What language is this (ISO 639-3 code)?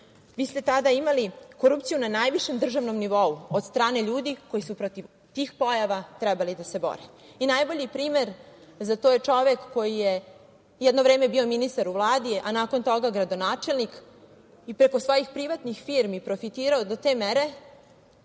srp